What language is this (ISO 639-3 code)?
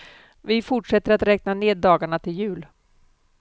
swe